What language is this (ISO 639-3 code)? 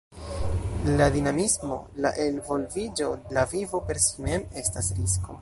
epo